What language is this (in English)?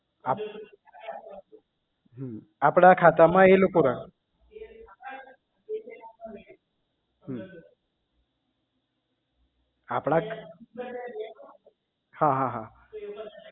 Gujarati